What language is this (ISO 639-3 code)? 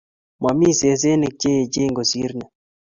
kln